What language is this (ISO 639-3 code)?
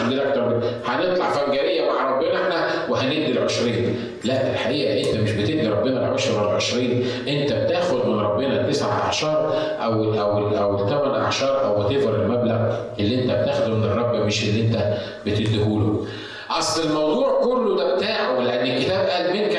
ara